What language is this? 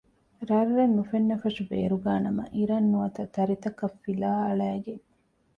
Divehi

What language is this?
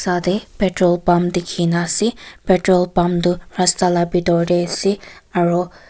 Naga Pidgin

